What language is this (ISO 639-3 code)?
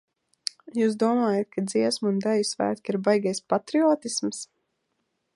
lav